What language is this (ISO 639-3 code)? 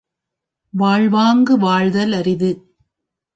tam